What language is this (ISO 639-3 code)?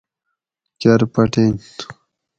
gwc